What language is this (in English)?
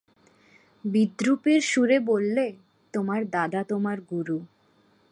Bangla